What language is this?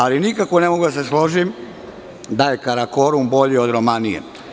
Serbian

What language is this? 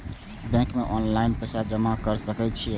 Maithili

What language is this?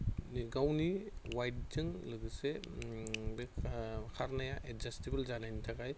Bodo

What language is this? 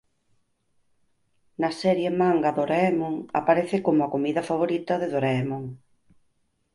Galician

